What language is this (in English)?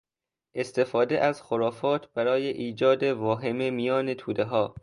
Persian